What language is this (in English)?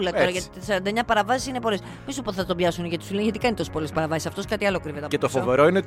Greek